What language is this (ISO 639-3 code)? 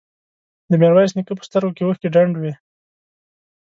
pus